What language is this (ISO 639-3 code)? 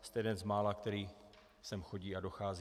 ces